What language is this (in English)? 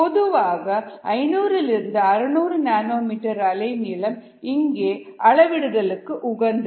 Tamil